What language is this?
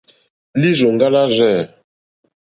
Mokpwe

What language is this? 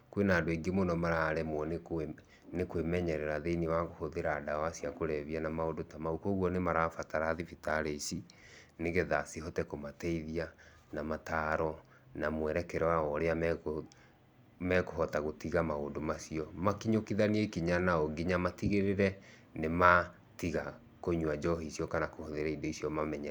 Kikuyu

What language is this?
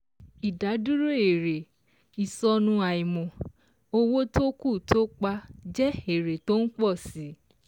Yoruba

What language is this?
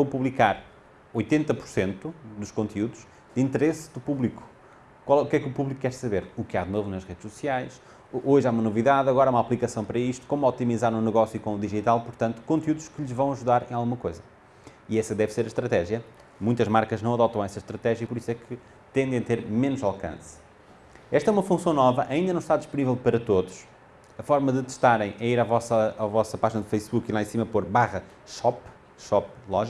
Portuguese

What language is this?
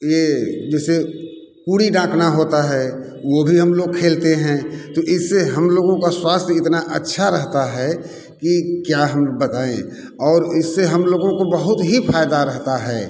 Hindi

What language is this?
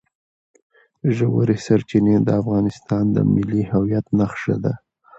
Pashto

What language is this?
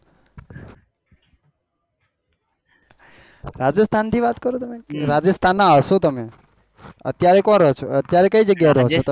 Gujarati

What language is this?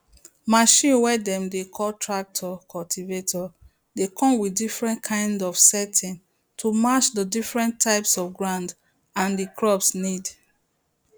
Nigerian Pidgin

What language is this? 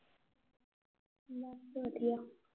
Punjabi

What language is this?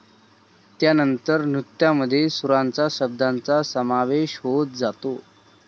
Marathi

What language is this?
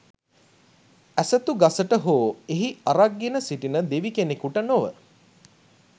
Sinhala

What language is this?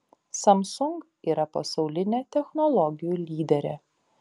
Lithuanian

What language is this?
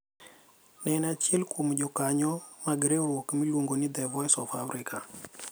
Luo (Kenya and Tanzania)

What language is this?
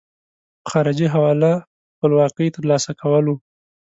Pashto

